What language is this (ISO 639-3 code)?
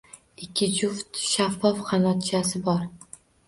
uzb